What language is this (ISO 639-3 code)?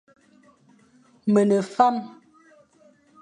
fan